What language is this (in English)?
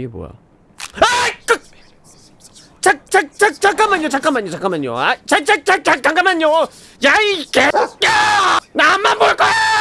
Korean